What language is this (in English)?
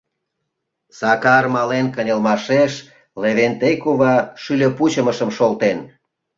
Mari